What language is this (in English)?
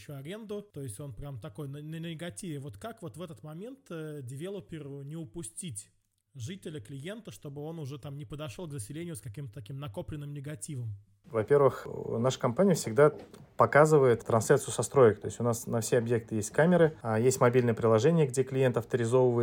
Russian